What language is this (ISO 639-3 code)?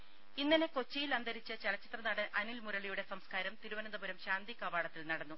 mal